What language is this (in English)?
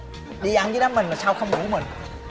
Vietnamese